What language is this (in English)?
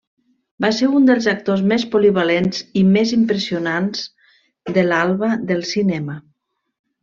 Catalan